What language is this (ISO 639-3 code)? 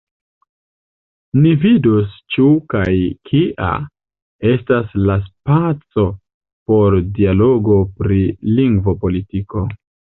epo